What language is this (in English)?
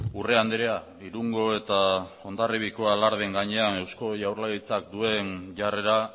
Basque